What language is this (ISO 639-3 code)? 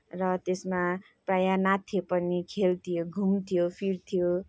nep